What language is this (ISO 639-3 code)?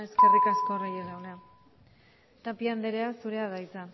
eus